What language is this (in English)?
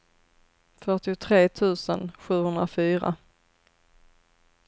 Swedish